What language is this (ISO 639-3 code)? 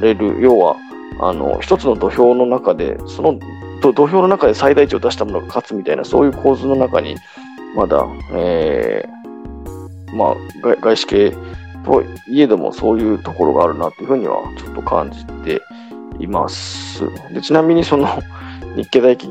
jpn